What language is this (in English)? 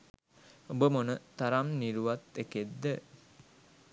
Sinhala